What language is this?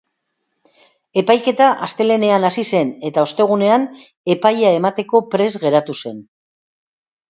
Basque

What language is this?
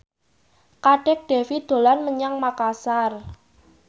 Javanese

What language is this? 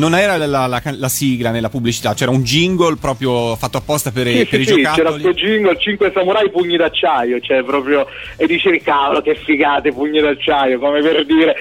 Italian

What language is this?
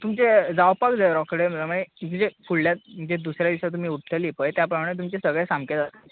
Konkani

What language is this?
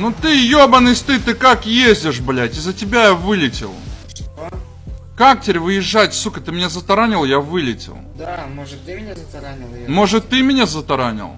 Russian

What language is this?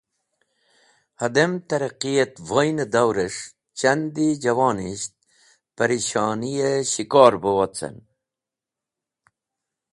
Wakhi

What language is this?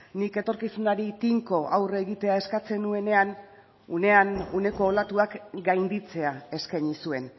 Basque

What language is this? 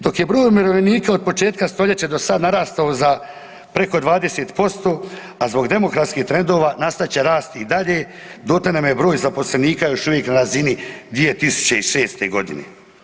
Croatian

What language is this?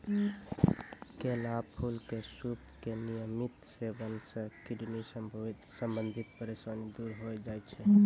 Maithili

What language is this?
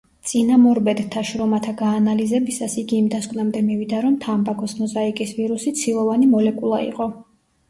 Georgian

